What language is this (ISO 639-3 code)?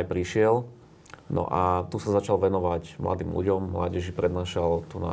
slk